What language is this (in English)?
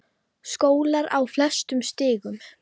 Icelandic